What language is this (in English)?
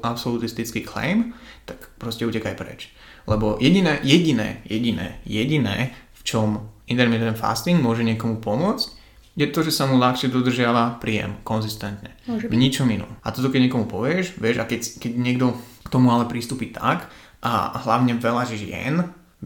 Slovak